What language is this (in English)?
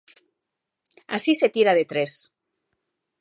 Galician